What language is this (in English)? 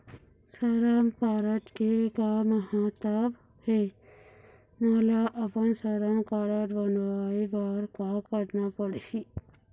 Chhattisgarhi